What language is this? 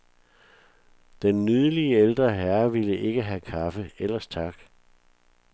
Danish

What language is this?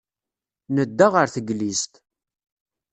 Kabyle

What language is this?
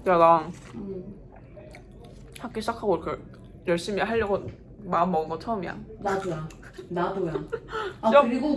Korean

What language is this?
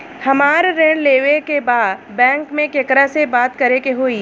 Bhojpuri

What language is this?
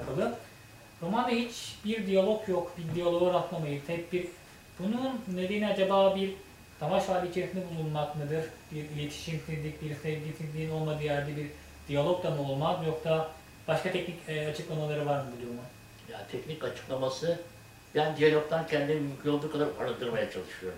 Turkish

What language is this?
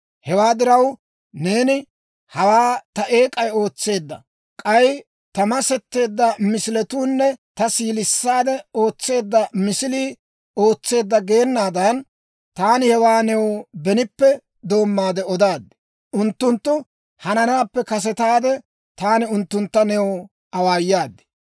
Dawro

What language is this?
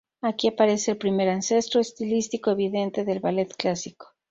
Spanish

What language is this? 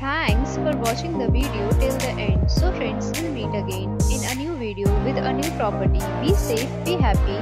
English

